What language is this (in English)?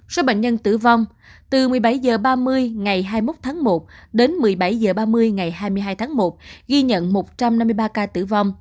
Vietnamese